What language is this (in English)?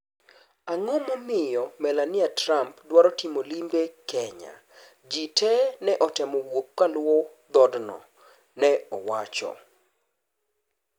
Luo (Kenya and Tanzania)